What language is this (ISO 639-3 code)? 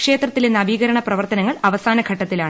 mal